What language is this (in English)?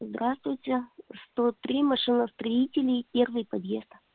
Russian